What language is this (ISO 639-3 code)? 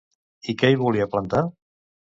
cat